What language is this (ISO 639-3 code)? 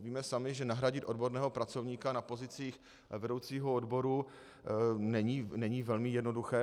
ces